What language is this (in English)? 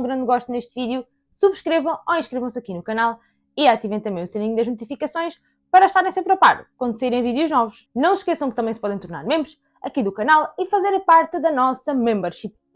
Portuguese